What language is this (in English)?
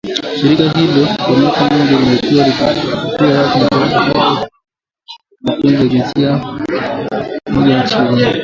Swahili